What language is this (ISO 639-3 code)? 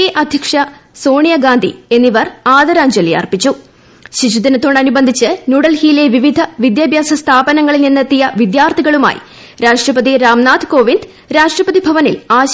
mal